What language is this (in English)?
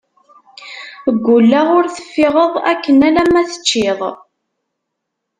Kabyle